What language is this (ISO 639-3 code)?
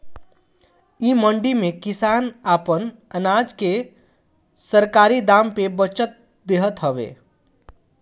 bho